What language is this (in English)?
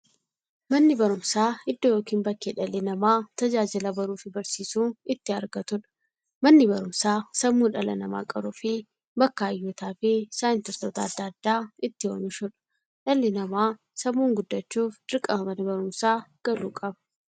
Oromo